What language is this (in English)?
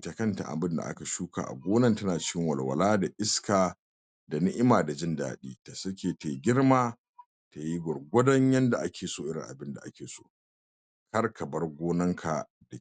Hausa